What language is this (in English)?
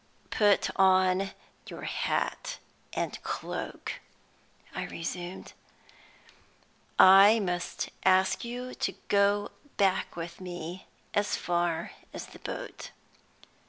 English